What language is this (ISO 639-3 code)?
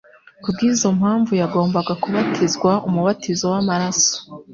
kin